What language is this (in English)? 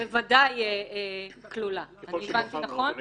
Hebrew